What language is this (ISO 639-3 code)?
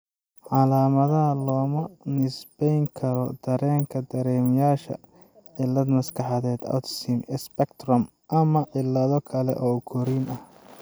som